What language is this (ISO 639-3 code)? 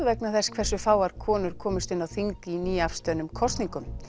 isl